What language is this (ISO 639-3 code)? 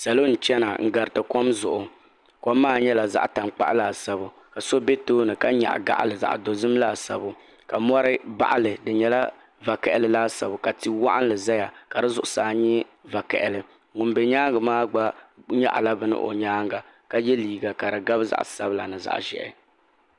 dag